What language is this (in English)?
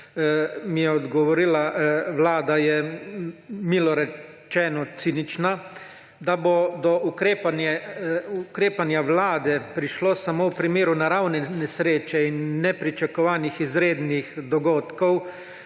Slovenian